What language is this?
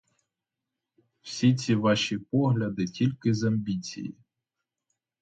Ukrainian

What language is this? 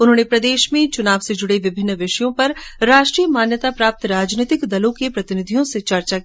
Hindi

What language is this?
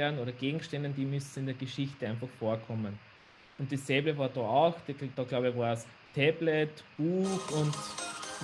German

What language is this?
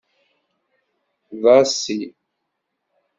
Kabyle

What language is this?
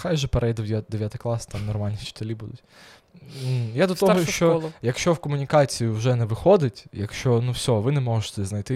Ukrainian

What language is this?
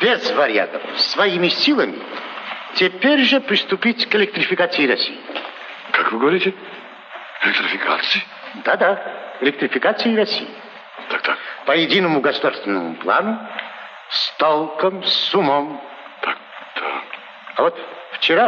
Russian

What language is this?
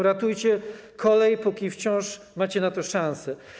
Polish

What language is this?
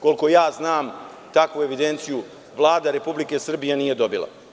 Serbian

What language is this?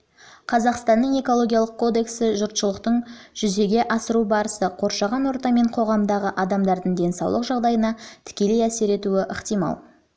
Kazakh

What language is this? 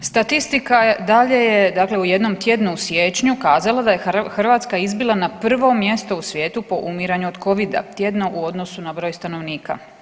Croatian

